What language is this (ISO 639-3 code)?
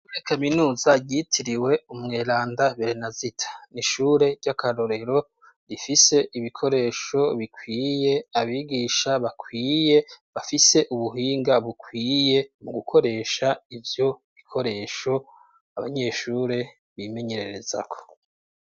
run